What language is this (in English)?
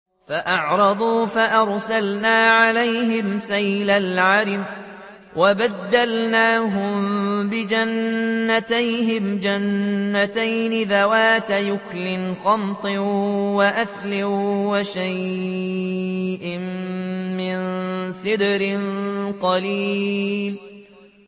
Arabic